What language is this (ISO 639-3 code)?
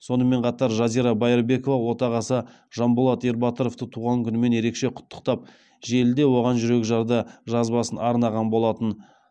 kaz